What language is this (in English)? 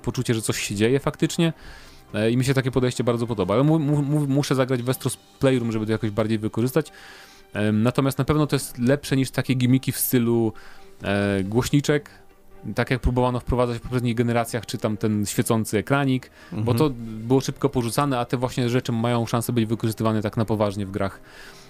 Polish